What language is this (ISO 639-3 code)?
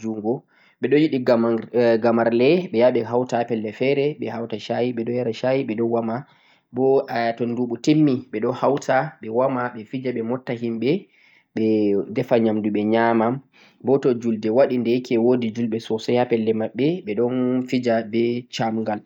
fuq